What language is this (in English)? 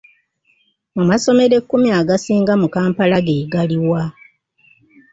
Ganda